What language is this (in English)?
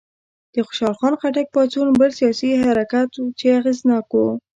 Pashto